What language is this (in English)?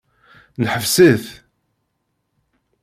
Kabyle